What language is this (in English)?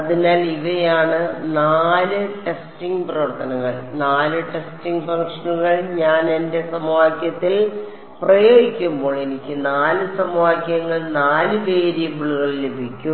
Malayalam